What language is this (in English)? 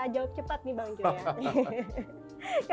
Indonesian